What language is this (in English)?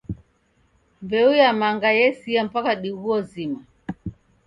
Taita